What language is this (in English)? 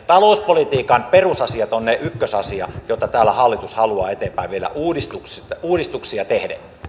Finnish